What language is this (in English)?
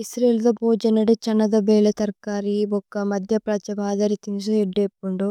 Tulu